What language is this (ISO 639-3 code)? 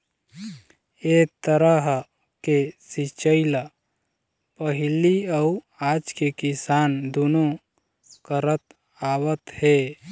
hne